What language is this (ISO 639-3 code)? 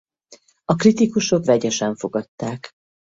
hun